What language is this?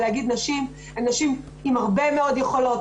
Hebrew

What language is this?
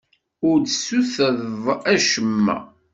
Kabyle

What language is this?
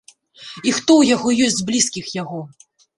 Belarusian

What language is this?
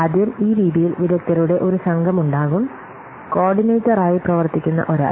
Malayalam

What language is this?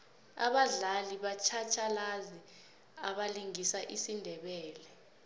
South Ndebele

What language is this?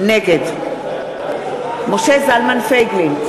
Hebrew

